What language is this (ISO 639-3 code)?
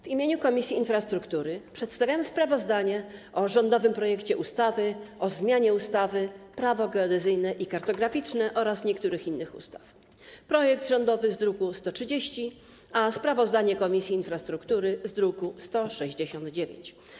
pol